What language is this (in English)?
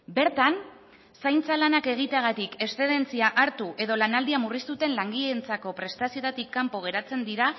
Basque